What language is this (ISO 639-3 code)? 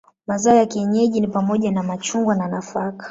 swa